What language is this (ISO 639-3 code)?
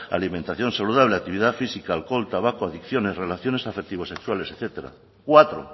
spa